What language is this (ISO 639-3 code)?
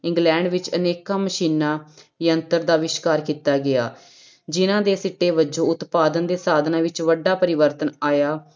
pan